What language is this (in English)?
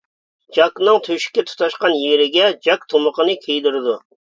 Uyghur